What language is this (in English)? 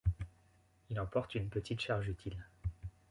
French